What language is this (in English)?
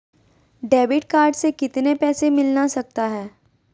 Magahi